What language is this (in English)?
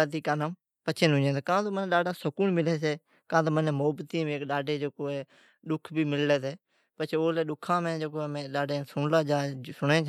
Od